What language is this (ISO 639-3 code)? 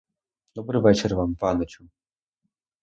ukr